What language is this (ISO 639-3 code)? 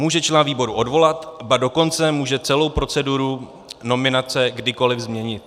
ces